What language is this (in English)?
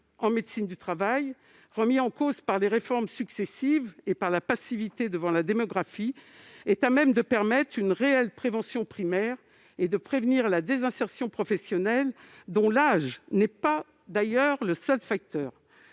French